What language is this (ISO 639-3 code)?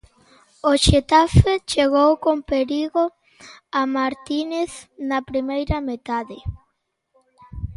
glg